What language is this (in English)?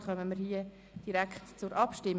Swiss German